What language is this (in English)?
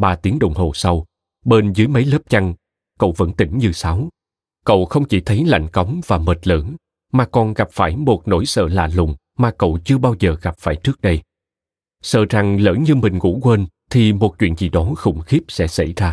Vietnamese